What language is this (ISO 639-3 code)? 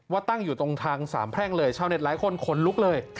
tha